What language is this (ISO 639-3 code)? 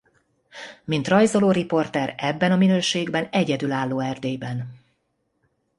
hun